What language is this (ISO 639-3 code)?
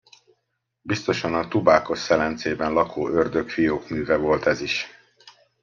hun